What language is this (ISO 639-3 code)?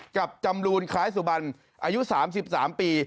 tha